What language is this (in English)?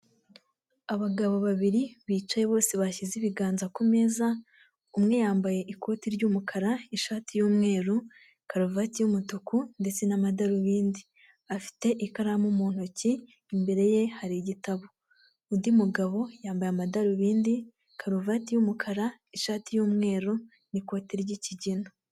Kinyarwanda